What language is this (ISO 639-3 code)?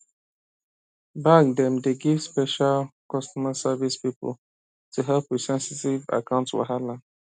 pcm